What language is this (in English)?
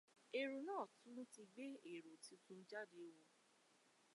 Yoruba